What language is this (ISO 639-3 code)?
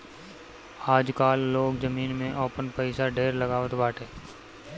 bho